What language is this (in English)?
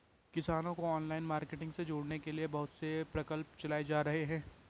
Hindi